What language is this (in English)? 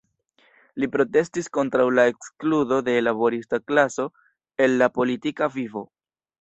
Esperanto